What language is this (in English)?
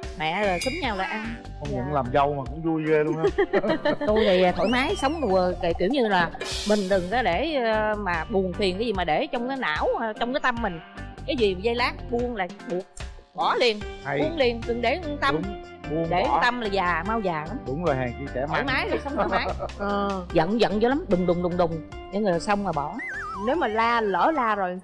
Vietnamese